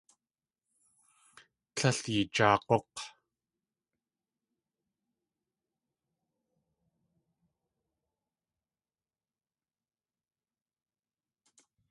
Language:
Tlingit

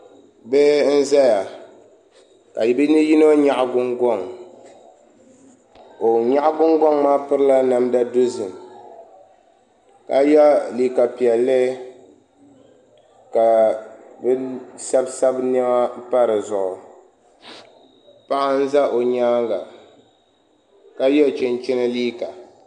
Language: Dagbani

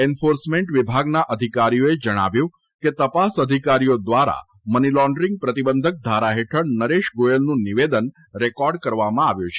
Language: Gujarati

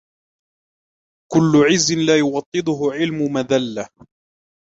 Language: Arabic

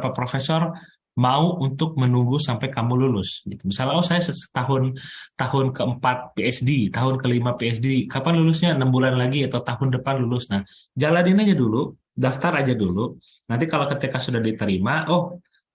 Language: Indonesian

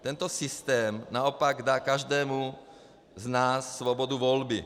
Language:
Czech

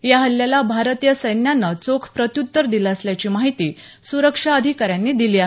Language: Marathi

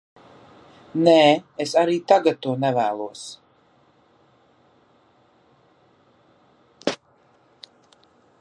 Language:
Latvian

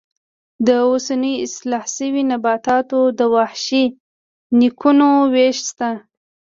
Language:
Pashto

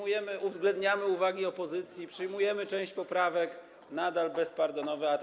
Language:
Polish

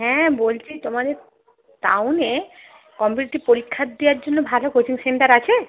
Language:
Bangla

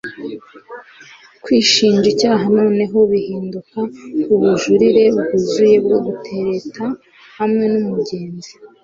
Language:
Kinyarwanda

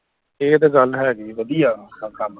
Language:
Punjabi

